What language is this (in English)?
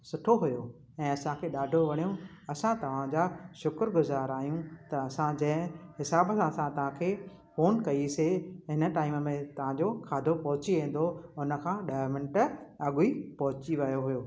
Sindhi